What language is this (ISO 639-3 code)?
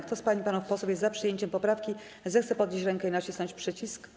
pol